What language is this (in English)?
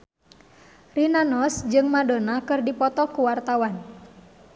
Sundanese